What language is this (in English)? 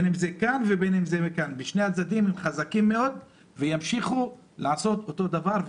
Hebrew